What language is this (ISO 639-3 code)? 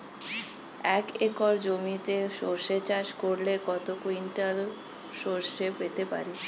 ben